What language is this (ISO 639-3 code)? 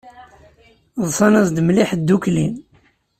kab